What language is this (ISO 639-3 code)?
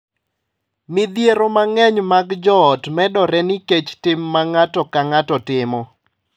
luo